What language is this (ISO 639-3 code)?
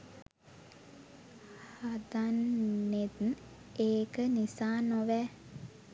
sin